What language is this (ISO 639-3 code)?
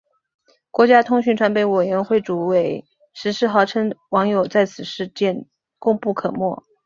zho